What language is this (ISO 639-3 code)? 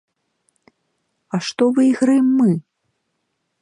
bel